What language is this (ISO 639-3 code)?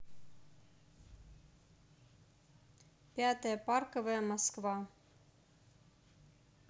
rus